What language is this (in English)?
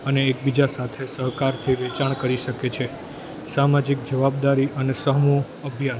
Gujarati